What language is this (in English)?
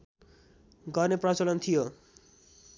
Nepali